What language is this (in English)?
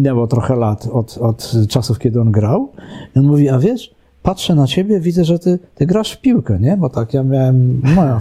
Polish